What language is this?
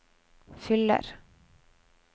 Norwegian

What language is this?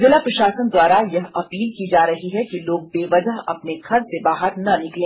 Hindi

